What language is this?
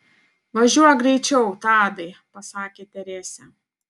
Lithuanian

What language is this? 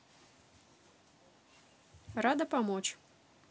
Russian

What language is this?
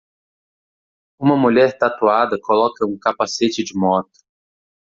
Portuguese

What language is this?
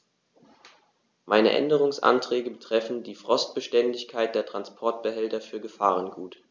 German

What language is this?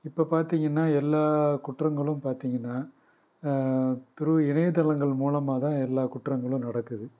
Tamil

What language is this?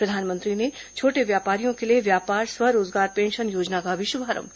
Hindi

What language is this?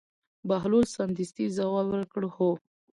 Pashto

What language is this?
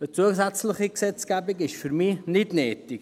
Swiss German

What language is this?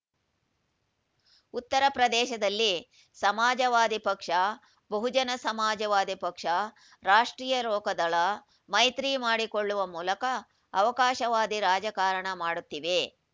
Kannada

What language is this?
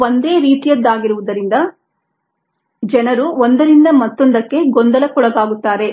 Kannada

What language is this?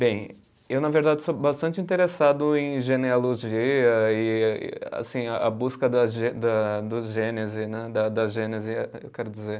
Portuguese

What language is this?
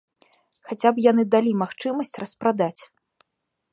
Belarusian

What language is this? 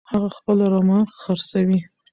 Pashto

